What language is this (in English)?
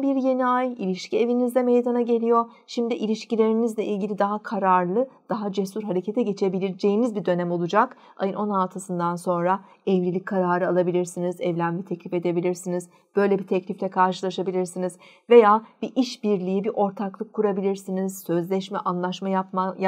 Turkish